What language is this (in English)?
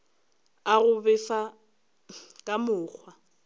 Northern Sotho